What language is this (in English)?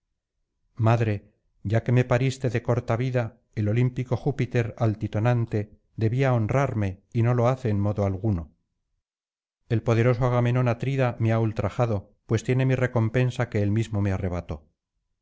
Spanish